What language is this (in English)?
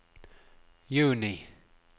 Norwegian